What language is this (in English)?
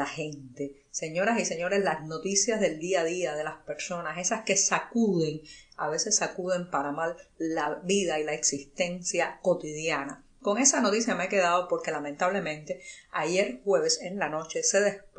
Spanish